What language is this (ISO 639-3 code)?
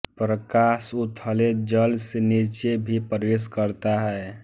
hin